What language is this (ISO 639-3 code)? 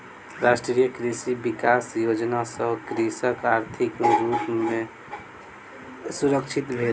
mai